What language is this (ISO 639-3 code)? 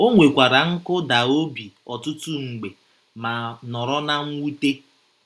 ibo